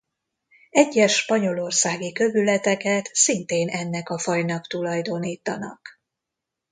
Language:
Hungarian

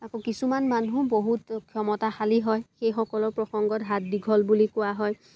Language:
Assamese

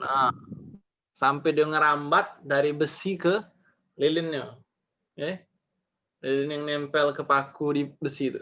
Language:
Indonesian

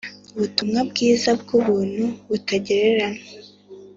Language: Kinyarwanda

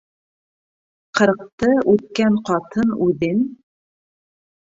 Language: Bashkir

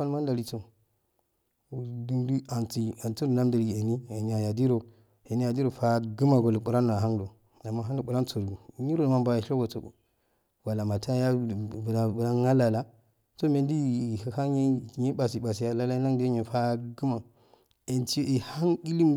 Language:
Afade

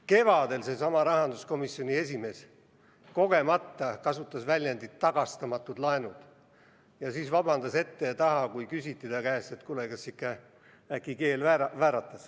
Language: Estonian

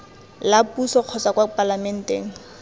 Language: Tswana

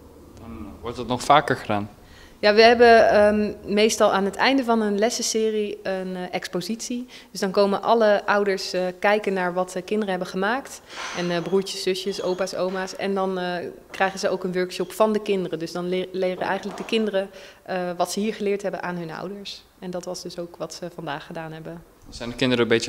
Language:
Dutch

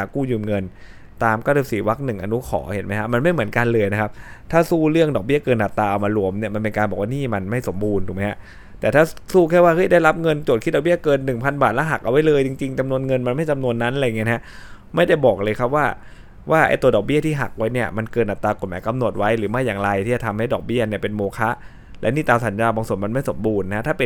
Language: Thai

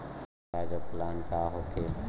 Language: Chhattisgarhi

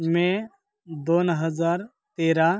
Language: Marathi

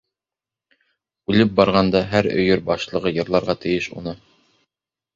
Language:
Bashkir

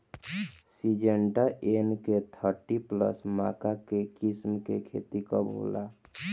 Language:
Bhojpuri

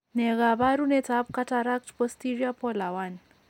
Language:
Kalenjin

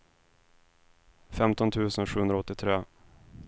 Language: Swedish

